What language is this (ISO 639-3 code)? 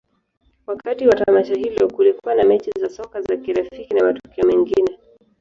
swa